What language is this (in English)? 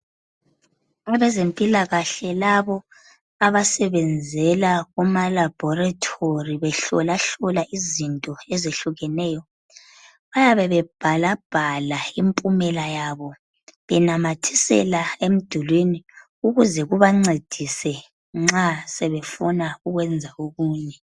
North Ndebele